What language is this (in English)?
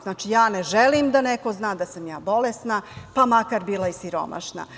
Serbian